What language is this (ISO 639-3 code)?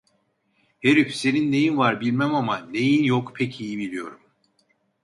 tur